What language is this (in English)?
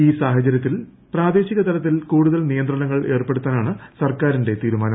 Malayalam